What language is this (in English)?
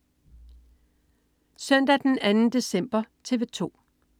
Danish